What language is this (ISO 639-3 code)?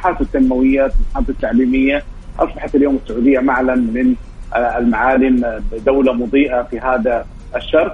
ara